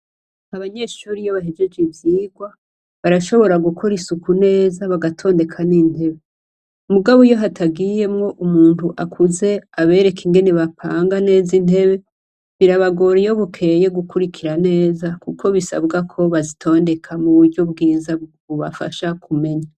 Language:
Rundi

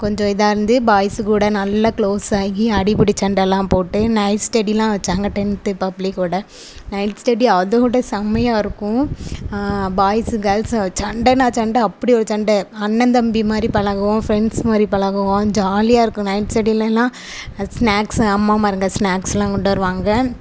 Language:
Tamil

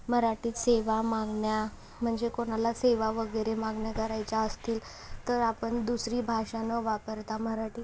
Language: Marathi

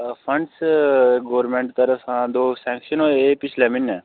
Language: Dogri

